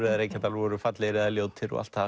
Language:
Icelandic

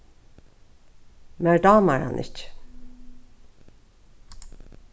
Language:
Faroese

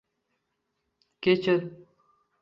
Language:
Uzbek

